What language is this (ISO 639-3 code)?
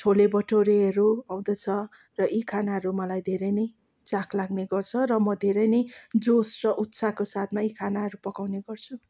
nep